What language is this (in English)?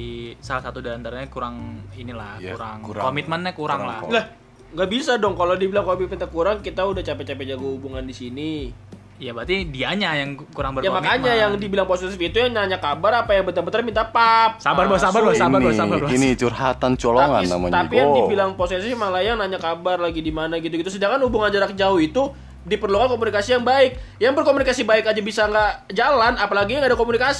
Indonesian